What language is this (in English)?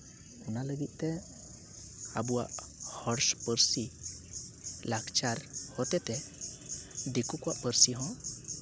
Santali